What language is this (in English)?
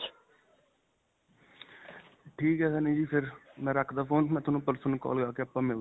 Punjabi